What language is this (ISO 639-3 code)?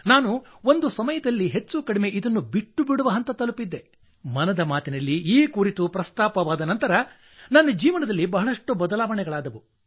kan